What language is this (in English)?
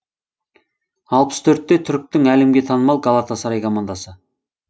Kazakh